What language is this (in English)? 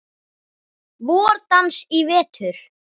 Icelandic